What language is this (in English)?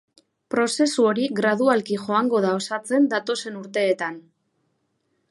Basque